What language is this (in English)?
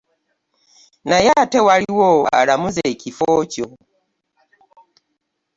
Ganda